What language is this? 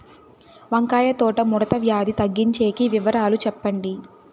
Telugu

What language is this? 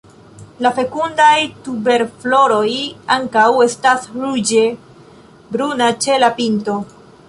Esperanto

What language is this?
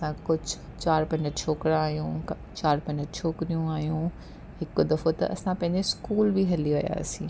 Sindhi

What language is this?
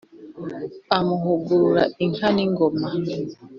Kinyarwanda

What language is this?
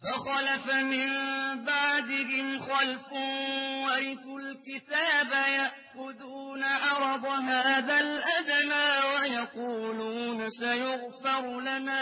Arabic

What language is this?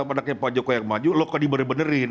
Indonesian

